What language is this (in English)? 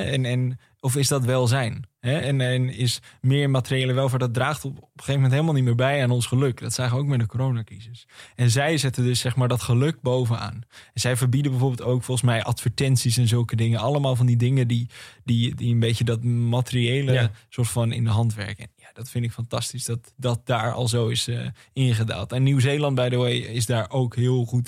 Dutch